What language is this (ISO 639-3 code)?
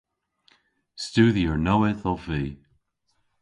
cor